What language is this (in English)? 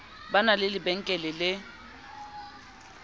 Southern Sotho